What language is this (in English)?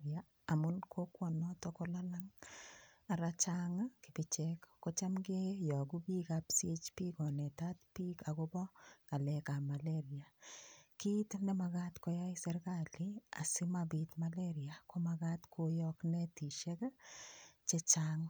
Kalenjin